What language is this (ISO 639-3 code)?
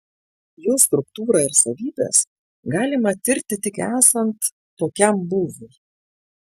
lit